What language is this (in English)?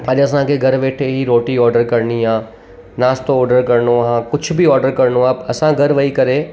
Sindhi